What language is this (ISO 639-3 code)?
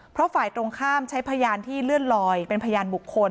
tha